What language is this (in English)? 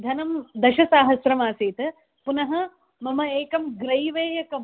Sanskrit